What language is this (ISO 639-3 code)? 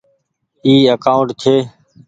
gig